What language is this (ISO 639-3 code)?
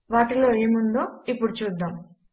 tel